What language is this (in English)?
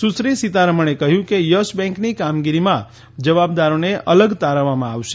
Gujarati